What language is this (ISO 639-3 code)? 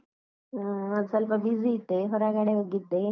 kan